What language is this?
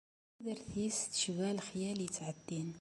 Kabyle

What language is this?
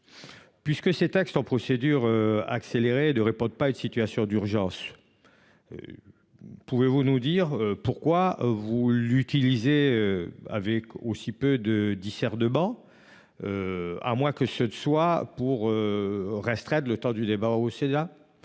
French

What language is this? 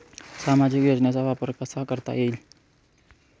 Marathi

